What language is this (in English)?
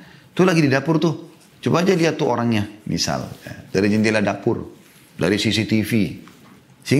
Indonesian